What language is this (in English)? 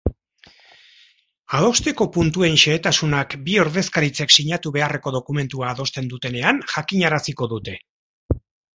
Basque